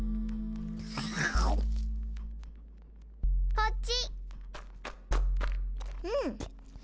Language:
Japanese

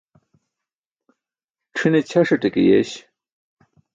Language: Burushaski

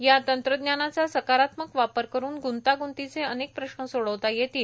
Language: Marathi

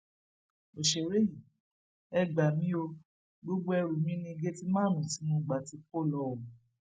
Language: Yoruba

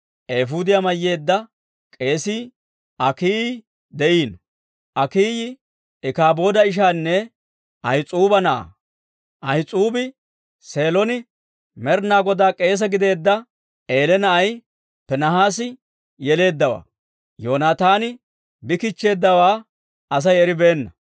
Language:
Dawro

